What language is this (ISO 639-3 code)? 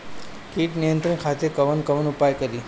bho